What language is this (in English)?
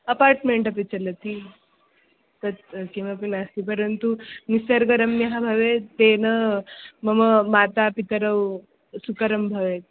Sanskrit